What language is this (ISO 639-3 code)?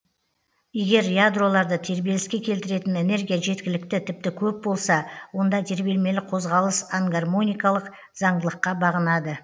kaz